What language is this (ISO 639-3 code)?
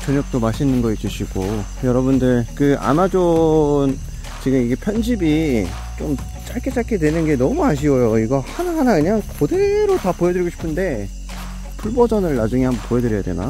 kor